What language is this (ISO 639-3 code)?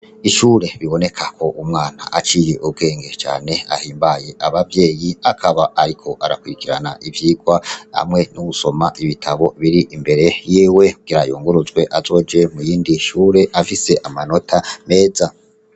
run